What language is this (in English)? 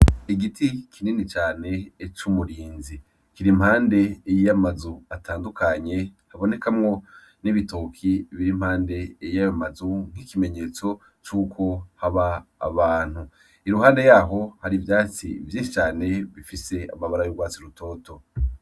Rundi